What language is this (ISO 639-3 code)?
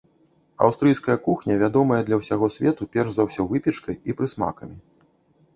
bel